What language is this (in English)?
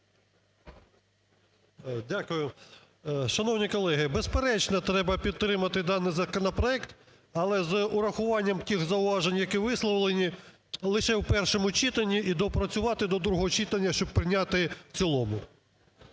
Ukrainian